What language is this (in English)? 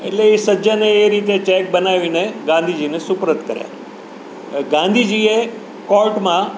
Gujarati